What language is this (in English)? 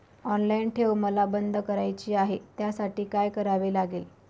Marathi